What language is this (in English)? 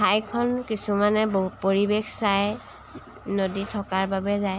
Assamese